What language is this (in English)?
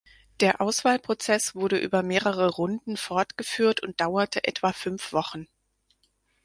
German